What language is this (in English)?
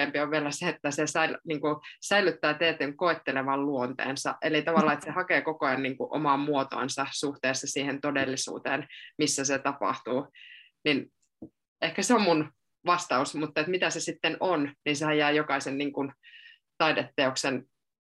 Finnish